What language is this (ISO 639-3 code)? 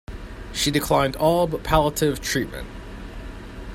eng